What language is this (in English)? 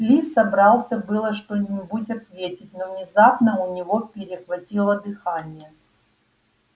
Russian